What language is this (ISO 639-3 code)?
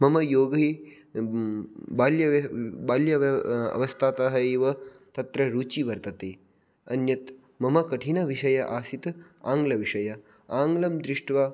san